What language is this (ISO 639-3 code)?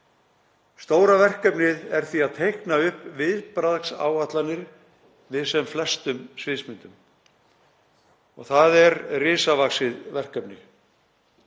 isl